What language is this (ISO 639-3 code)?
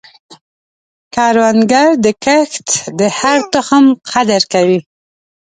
pus